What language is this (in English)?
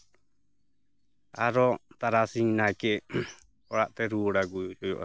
Santali